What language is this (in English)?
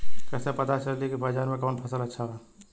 Bhojpuri